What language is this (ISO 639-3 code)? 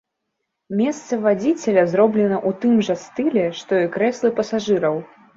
bel